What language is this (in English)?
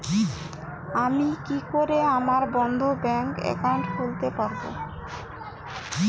Bangla